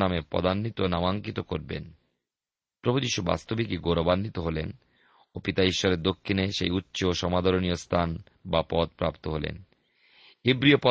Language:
Bangla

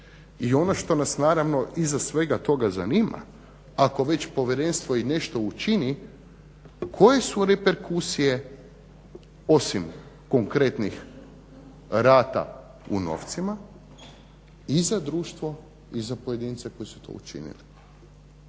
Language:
Croatian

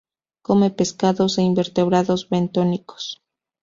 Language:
Spanish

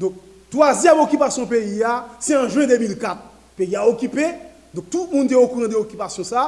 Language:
French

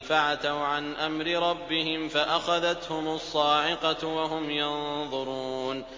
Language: Arabic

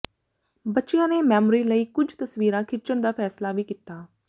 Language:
Punjabi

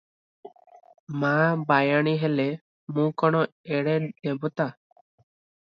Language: Odia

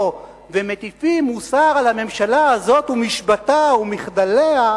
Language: Hebrew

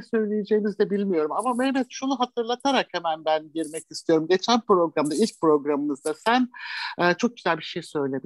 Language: Turkish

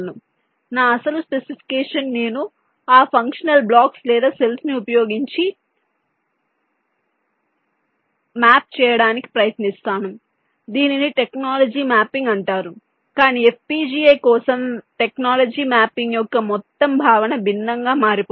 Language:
Telugu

